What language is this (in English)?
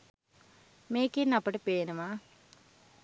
Sinhala